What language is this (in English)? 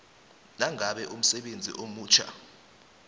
South Ndebele